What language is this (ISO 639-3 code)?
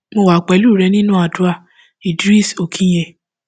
yor